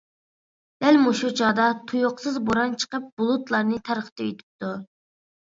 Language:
Uyghur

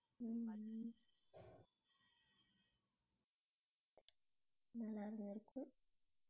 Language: Tamil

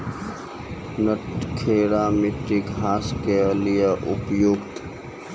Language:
Maithili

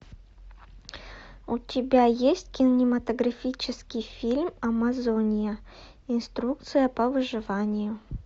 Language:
Russian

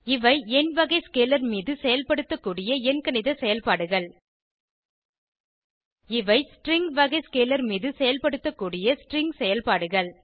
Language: Tamil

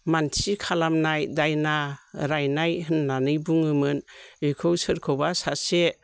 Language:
Bodo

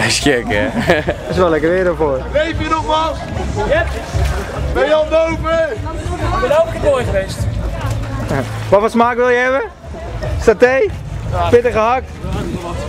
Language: Dutch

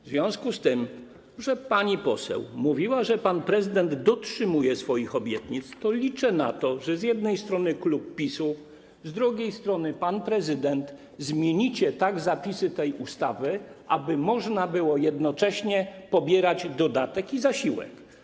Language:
Polish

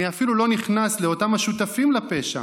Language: Hebrew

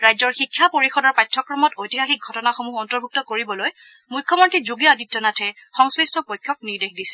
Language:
Assamese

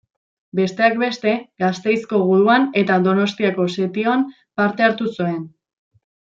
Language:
Basque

